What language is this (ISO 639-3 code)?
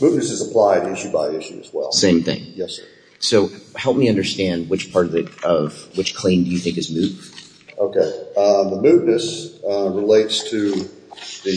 eng